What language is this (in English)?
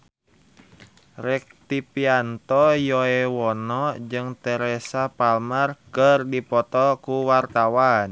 Sundanese